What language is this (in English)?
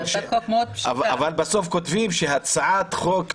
Hebrew